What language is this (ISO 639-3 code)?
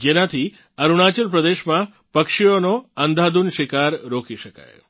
guj